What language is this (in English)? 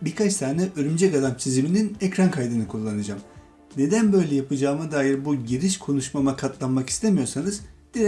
Turkish